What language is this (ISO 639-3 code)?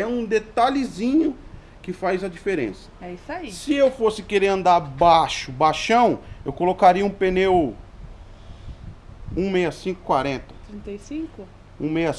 por